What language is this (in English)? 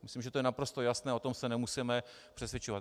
Czech